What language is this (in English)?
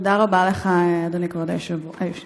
Hebrew